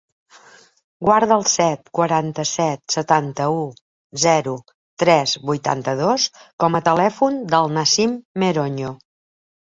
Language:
Catalan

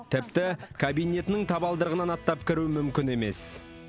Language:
Kazakh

